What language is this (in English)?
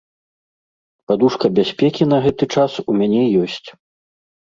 Belarusian